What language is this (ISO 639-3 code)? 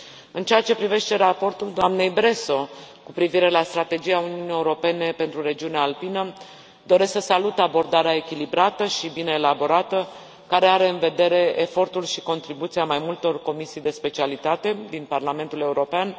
ron